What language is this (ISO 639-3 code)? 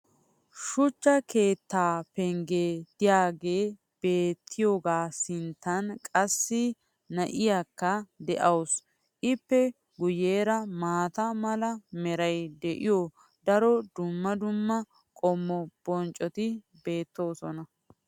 wal